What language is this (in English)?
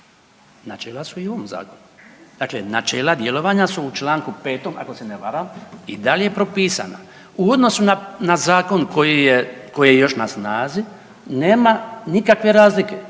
Croatian